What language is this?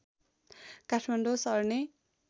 Nepali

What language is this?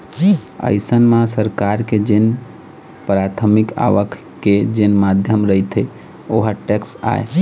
Chhattisgarhi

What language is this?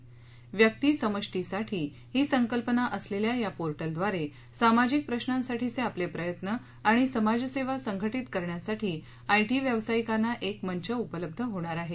Marathi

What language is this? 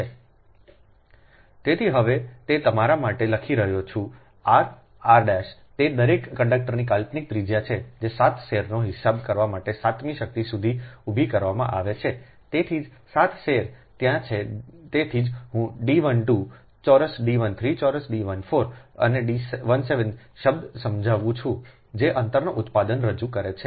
Gujarati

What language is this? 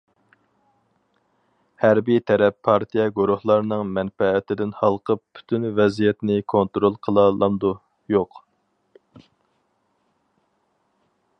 Uyghur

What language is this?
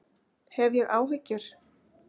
Icelandic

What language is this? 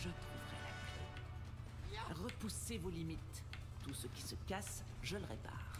French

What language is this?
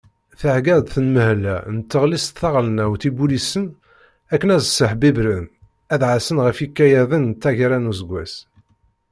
Kabyle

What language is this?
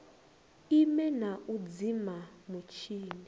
Venda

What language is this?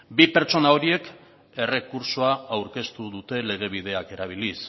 Basque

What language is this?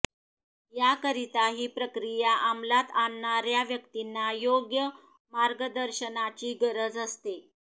Marathi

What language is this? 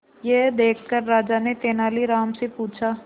Hindi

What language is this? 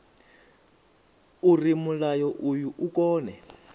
Venda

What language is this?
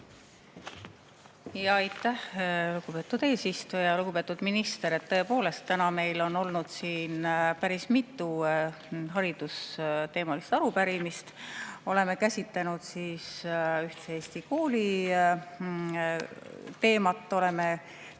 Estonian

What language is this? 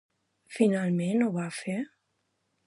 Catalan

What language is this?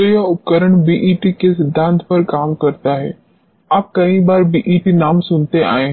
Hindi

